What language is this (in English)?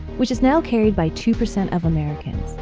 English